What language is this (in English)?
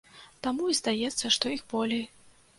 Belarusian